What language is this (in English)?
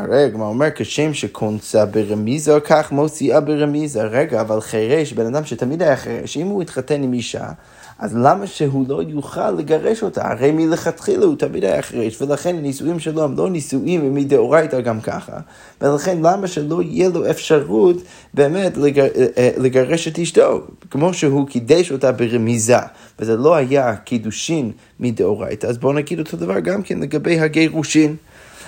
Hebrew